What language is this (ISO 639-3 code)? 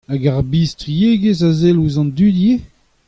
bre